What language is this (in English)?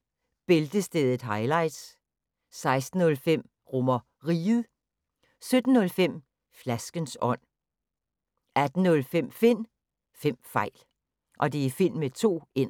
Danish